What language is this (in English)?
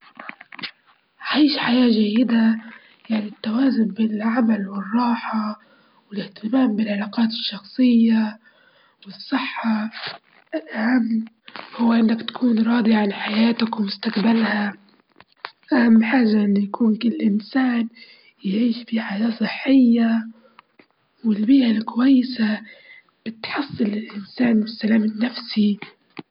Libyan Arabic